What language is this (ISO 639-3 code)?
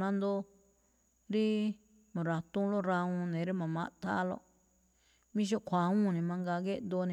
tcf